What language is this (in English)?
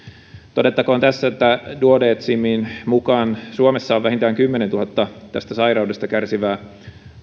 Finnish